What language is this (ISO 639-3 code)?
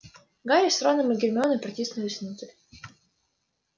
rus